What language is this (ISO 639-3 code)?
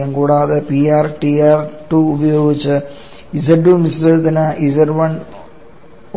mal